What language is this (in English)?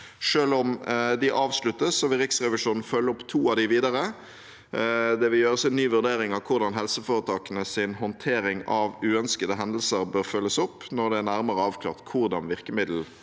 Norwegian